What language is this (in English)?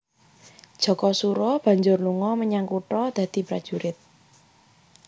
Javanese